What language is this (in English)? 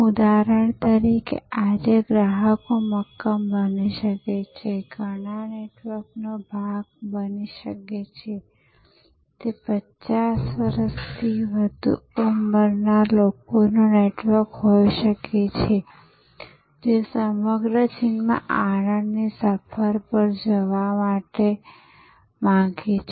Gujarati